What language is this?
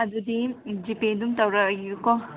Manipuri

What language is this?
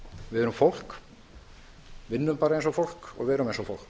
Icelandic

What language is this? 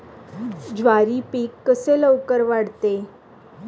Marathi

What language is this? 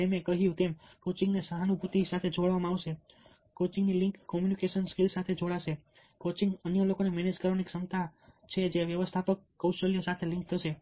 Gujarati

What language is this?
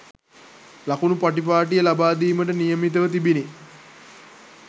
Sinhala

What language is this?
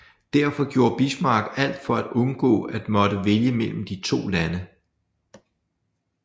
Danish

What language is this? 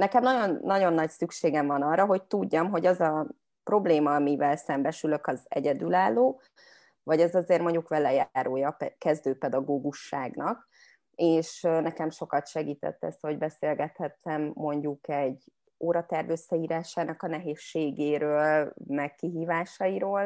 Hungarian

